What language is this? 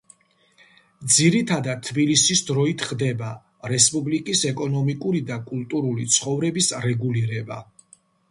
Georgian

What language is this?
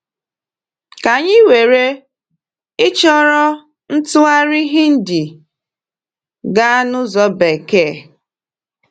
Igbo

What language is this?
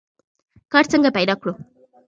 Pashto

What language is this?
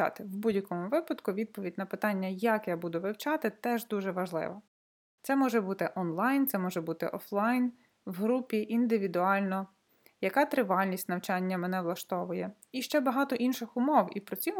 Ukrainian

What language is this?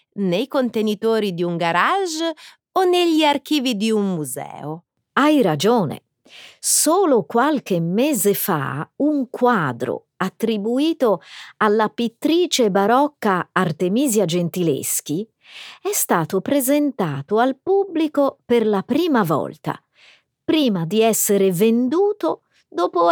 Italian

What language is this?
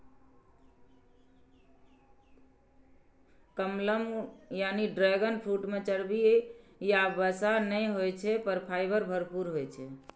Maithili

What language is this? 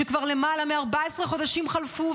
Hebrew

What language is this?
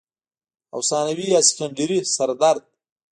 Pashto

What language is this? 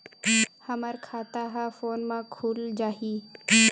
Chhattisgarhi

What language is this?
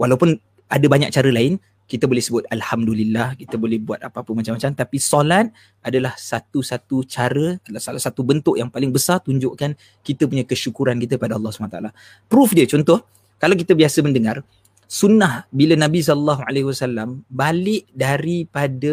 Malay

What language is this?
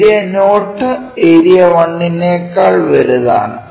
Malayalam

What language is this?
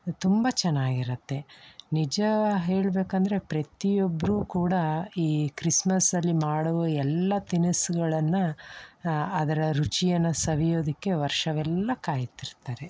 Kannada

